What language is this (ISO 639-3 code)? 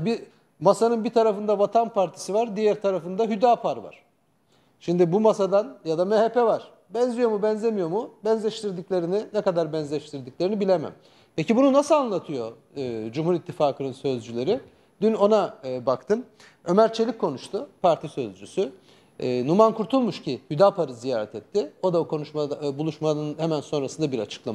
tur